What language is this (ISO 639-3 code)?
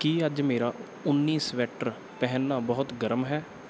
pan